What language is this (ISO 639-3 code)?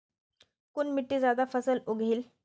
mag